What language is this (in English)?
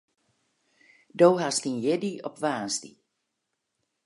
Western Frisian